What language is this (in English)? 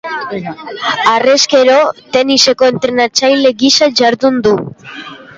Basque